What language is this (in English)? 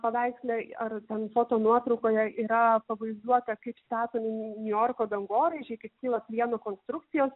Lithuanian